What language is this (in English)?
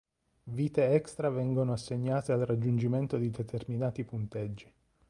Italian